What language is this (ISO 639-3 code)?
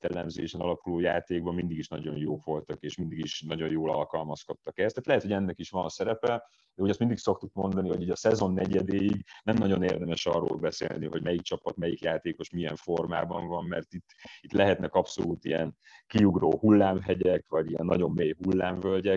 hun